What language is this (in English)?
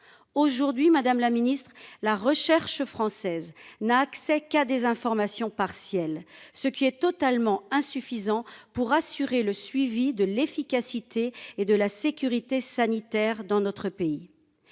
French